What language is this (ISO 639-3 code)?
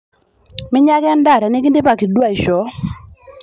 mas